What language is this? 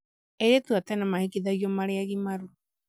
Kikuyu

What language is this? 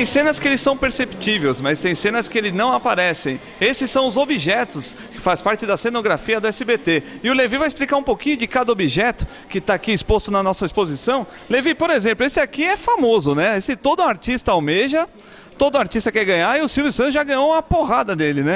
Portuguese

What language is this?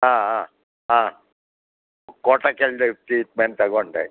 Kannada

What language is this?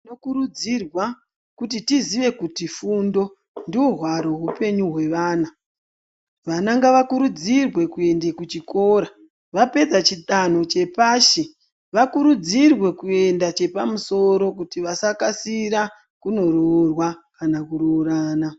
Ndau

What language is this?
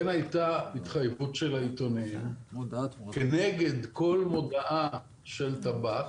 Hebrew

